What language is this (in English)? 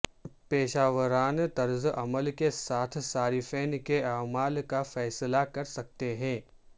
Urdu